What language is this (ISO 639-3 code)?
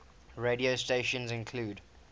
eng